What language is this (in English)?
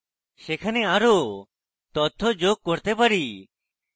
Bangla